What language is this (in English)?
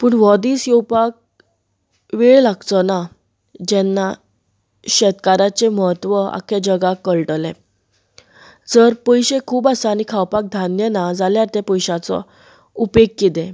Konkani